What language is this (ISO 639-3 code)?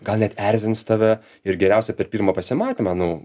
lit